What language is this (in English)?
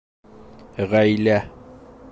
Bashkir